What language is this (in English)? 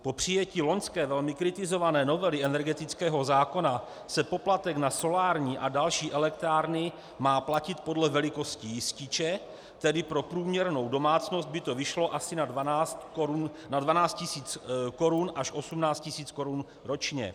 Czech